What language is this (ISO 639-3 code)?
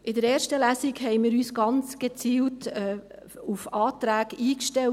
gsw